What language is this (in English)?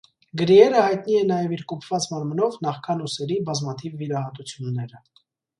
Armenian